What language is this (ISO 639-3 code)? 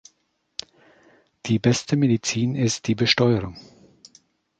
deu